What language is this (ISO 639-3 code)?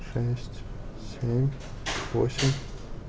rus